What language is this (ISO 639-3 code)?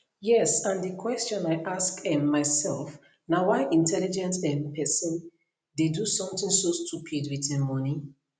pcm